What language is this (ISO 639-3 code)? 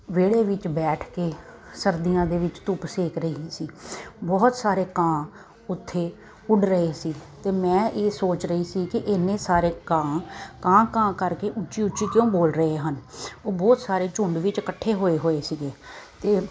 pan